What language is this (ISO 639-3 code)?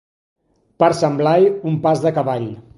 cat